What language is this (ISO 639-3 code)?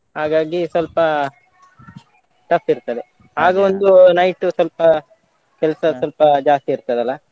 kan